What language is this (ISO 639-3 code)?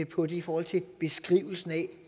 dan